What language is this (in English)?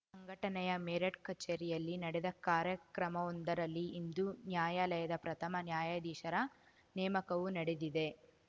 Kannada